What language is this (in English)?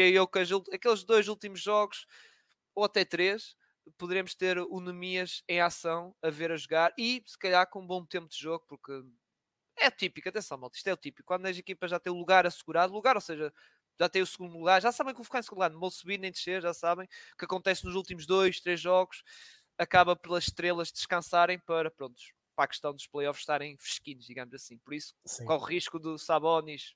Portuguese